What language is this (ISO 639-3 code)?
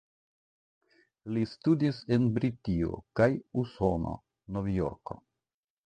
epo